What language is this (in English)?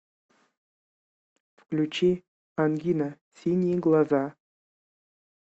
Russian